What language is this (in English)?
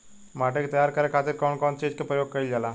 Bhojpuri